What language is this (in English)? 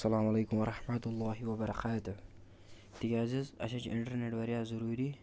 Kashmiri